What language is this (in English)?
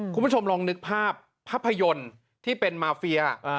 Thai